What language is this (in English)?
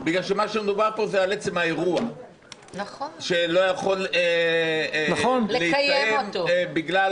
Hebrew